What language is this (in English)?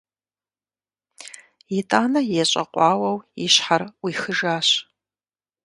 Kabardian